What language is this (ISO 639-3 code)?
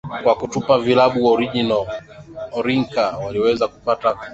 swa